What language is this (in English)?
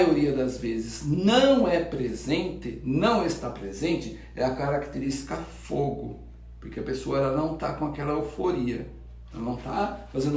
Portuguese